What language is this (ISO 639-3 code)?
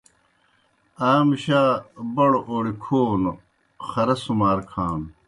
plk